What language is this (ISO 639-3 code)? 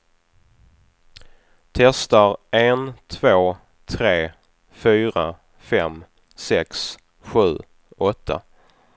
swe